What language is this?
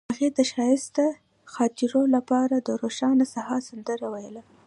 Pashto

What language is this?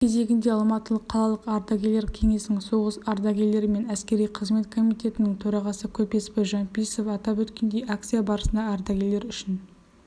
Kazakh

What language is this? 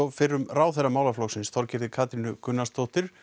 Icelandic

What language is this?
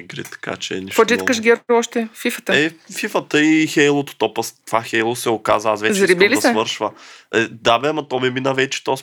Bulgarian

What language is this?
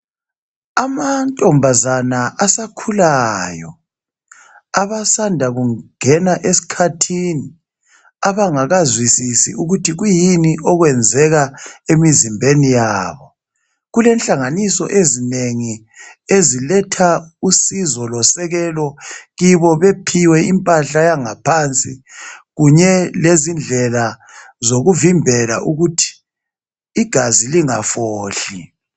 North Ndebele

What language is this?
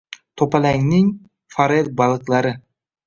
Uzbek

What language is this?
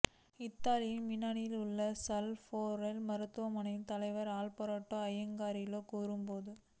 Tamil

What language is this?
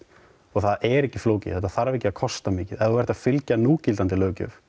Icelandic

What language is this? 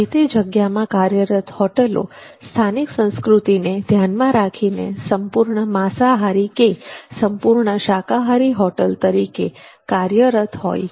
Gujarati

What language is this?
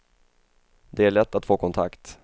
Swedish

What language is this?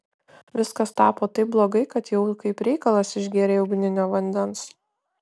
Lithuanian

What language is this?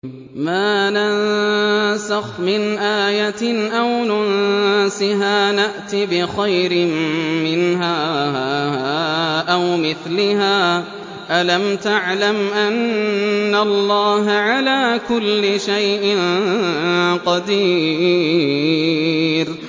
Arabic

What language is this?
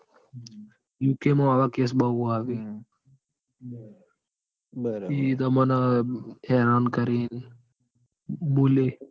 Gujarati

